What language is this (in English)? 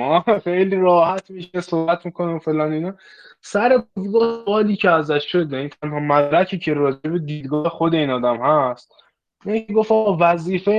Persian